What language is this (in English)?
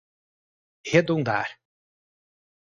Portuguese